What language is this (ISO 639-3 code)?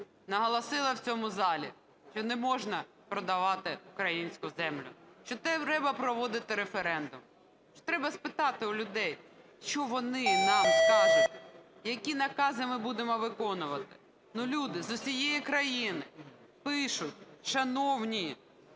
ukr